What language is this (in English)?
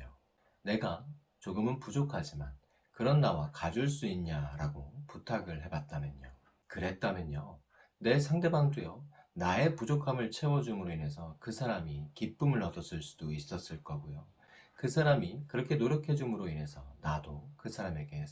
Korean